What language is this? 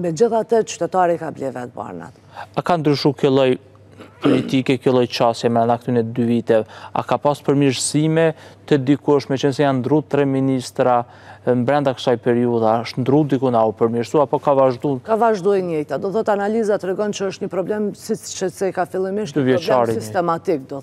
Romanian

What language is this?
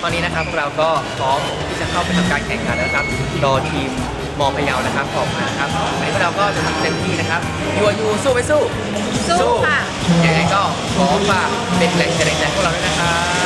Thai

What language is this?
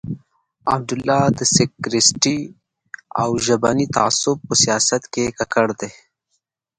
Pashto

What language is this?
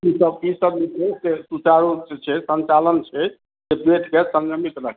Maithili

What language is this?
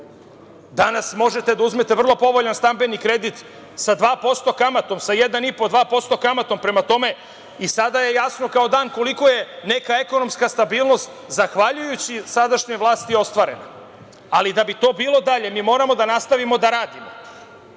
Serbian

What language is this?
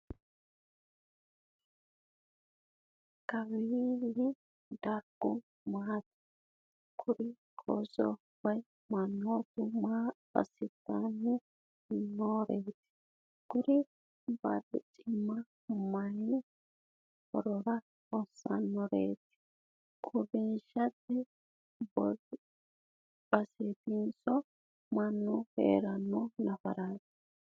Sidamo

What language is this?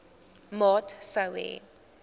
Afrikaans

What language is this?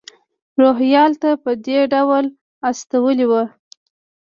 Pashto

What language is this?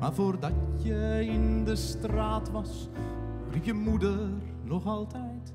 Dutch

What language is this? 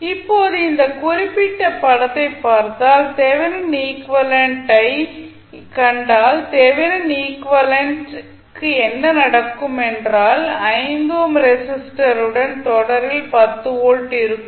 Tamil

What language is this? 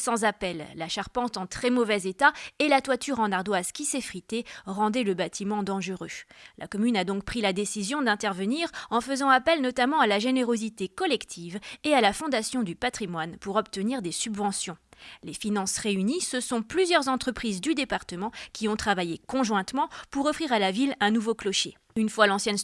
French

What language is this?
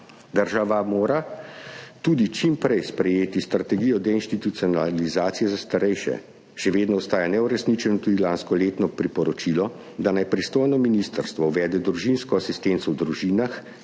Slovenian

